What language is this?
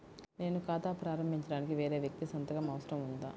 Telugu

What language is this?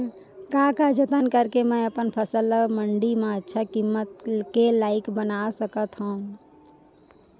Chhattisgarhi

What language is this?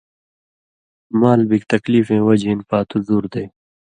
Indus Kohistani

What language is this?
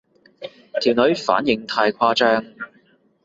Cantonese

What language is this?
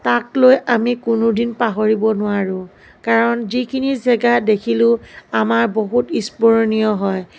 Assamese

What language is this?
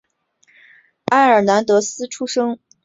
Chinese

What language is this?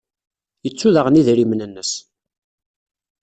Kabyle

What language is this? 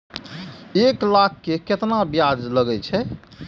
Maithili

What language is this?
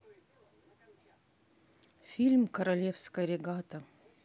Russian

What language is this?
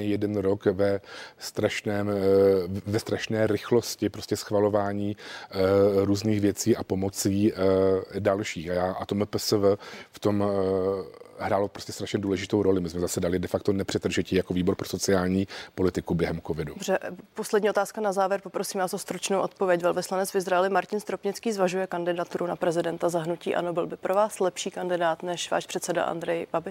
Czech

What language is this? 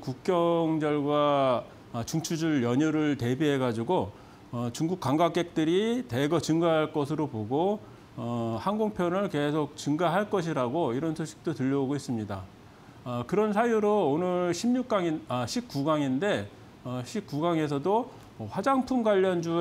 Korean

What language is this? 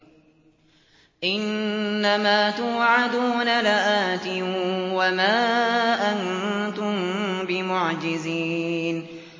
Arabic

